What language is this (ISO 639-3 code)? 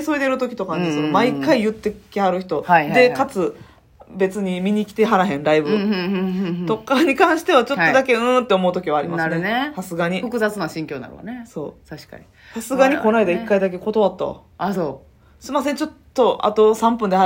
jpn